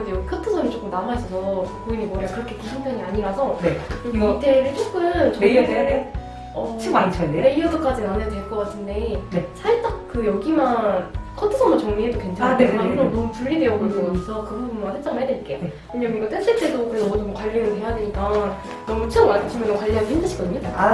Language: Korean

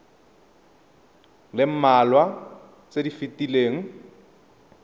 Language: Tswana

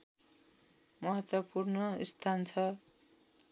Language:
Nepali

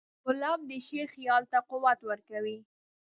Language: Pashto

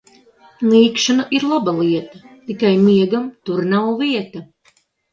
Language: Latvian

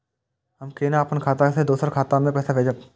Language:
Maithili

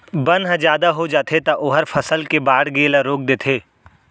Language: Chhattisgarhi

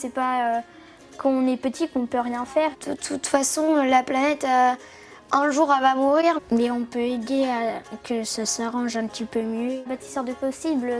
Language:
French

